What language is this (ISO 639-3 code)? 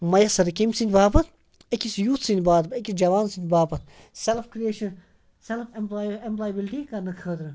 kas